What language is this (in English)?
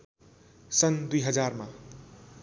Nepali